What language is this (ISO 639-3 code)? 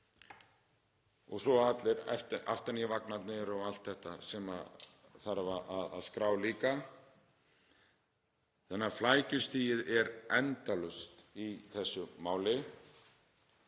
isl